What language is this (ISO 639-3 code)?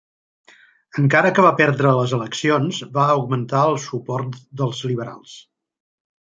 cat